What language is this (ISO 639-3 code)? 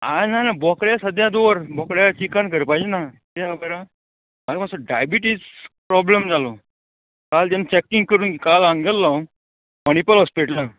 kok